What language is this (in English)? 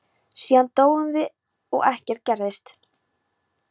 Icelandic